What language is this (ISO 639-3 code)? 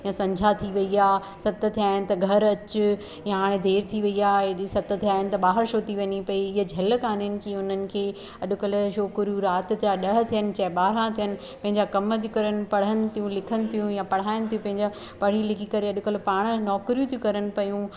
snd